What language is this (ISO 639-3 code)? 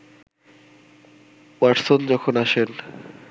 ben